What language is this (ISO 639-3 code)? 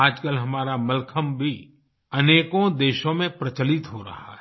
hin